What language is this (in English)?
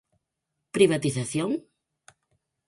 Galician